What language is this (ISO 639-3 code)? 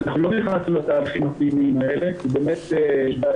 heb